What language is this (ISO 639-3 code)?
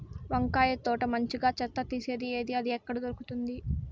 tel